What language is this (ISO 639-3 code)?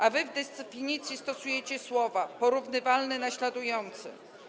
pol